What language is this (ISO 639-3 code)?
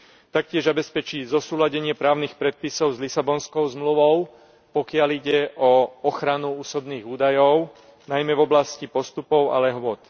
slk